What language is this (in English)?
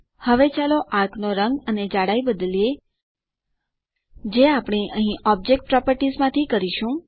Gujarati